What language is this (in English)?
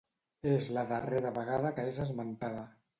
Catalan